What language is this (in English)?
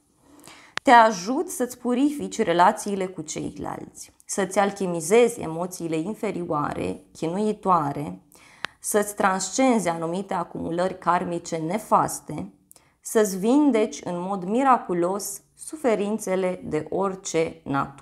Romanian